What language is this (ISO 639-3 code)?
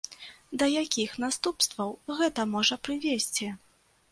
bel